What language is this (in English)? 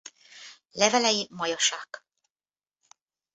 Hungarian